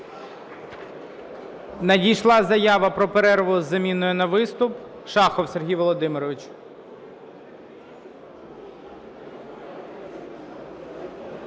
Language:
Ukrainian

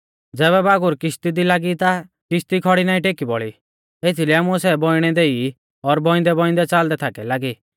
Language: Mahasu Pahari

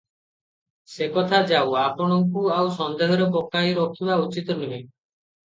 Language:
Odia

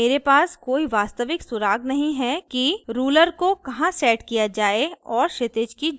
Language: Hindi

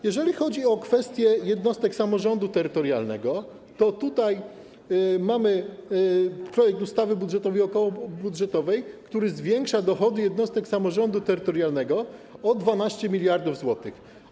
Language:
Polish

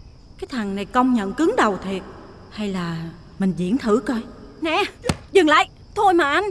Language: Vietnamese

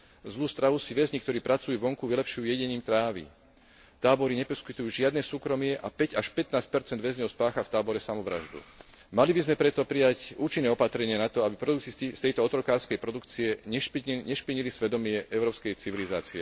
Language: Slovak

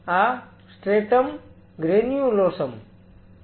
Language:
Gujarati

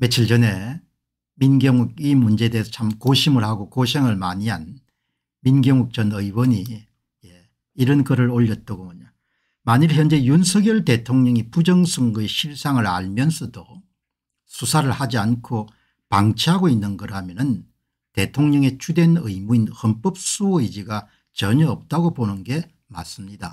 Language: Korean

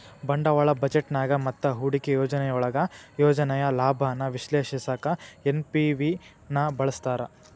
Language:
Kannada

